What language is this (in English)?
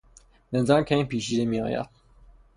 Persian